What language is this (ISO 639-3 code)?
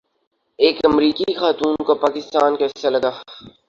urd